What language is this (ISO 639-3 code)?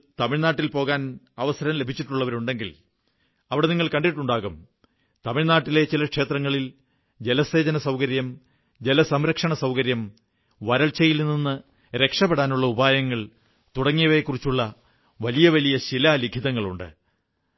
mal